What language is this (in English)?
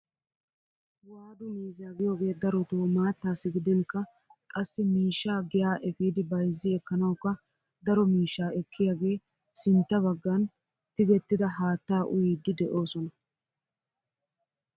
Wolaytta